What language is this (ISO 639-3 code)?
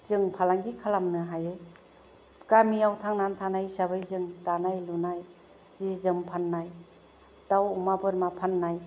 brx